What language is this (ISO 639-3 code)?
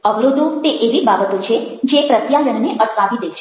guj